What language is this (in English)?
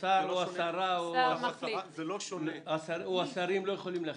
Hebrew